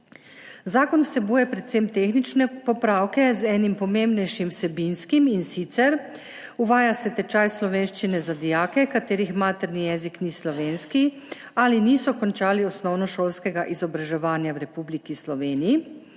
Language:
Slovenian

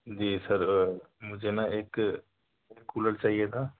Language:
Urdu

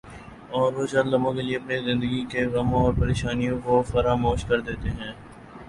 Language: Urdu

